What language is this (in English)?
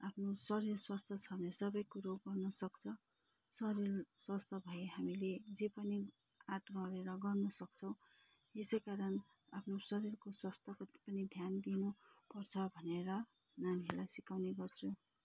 Nepali